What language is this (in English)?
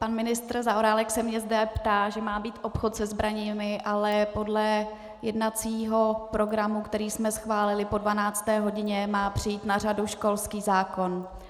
Czech